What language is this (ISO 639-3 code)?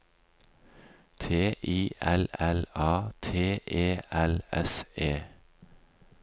nor